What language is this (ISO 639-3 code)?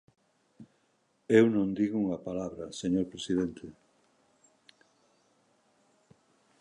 glg